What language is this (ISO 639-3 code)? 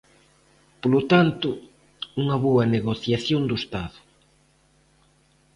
glg